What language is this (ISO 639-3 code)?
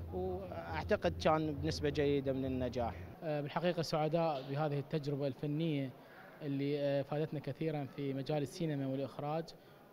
ara